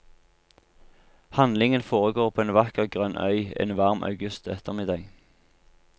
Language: Norwegian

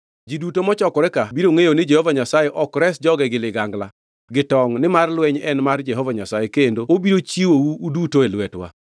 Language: Luo (Kenya and Tanzania)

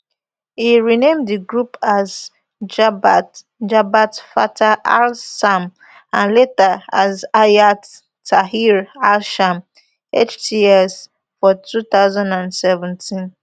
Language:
Nigerian Pidgin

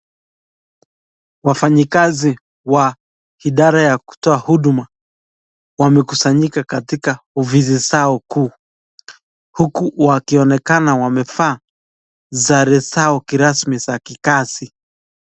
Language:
Swahili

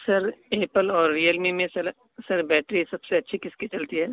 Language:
Urdu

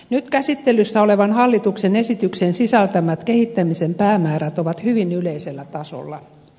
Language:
Finnish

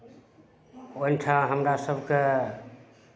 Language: Maithili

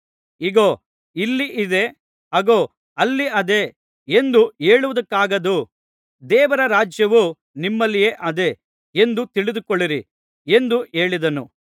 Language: Kannada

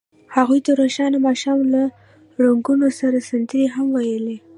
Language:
Pashto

